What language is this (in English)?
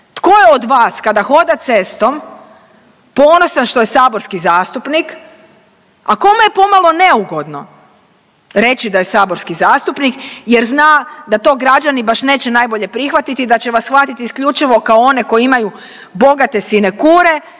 Croatian